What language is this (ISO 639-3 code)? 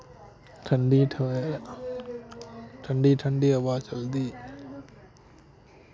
doi